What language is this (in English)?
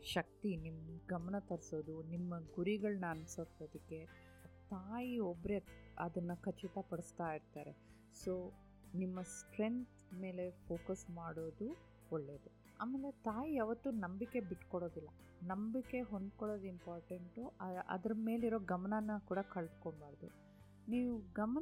Kannada